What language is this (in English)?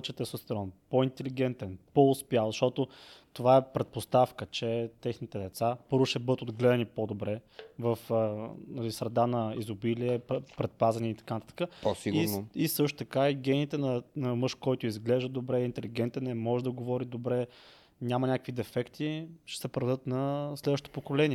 Bulgarian